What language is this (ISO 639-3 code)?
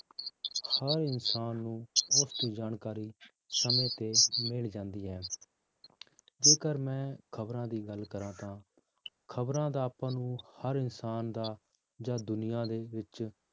pan